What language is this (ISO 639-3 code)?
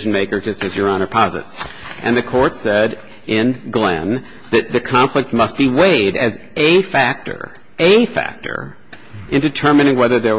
eng